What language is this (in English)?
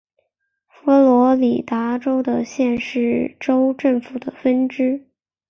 Chinese